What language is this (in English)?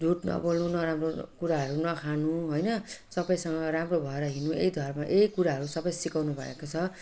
Nepali